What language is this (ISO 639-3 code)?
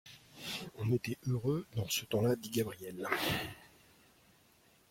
fra